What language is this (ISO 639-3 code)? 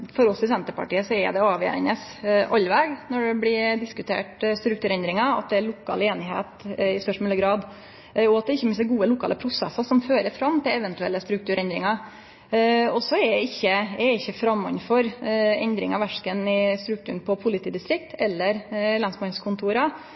nor